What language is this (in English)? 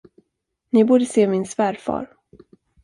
Swedish